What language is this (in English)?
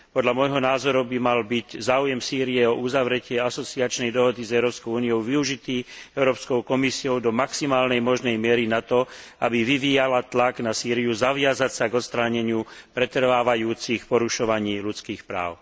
Slovak